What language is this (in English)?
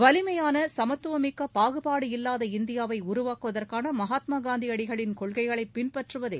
Tamil